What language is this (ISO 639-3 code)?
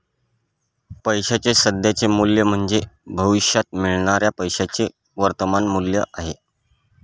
mar